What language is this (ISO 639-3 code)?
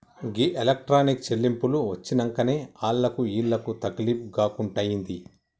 tel